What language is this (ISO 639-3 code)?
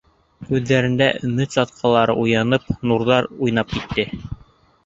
bak